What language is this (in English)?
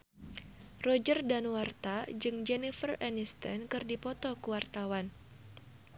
Sundanese